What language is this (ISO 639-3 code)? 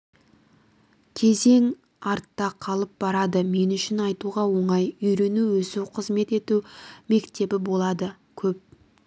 kaz